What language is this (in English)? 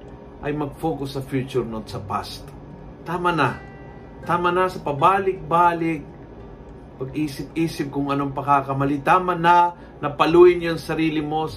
Filipino